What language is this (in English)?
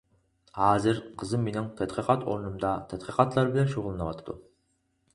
Uyghur